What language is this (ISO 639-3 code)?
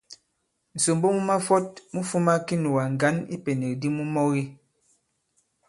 abb